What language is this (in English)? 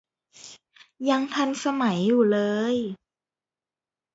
Thai